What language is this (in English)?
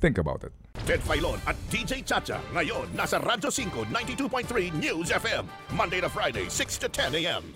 Filipino